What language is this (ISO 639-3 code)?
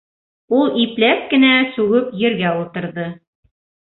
bak